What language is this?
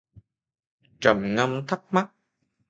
Vietnamese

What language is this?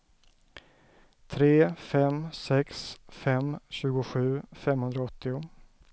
Swedish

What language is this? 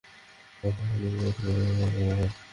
Bangla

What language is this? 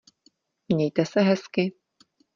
Czech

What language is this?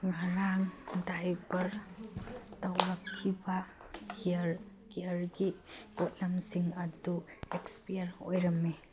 Manipuri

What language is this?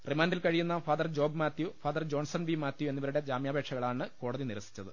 Malayalam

